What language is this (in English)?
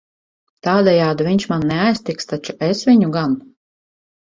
Latvian